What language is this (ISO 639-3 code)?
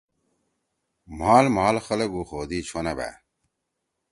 trw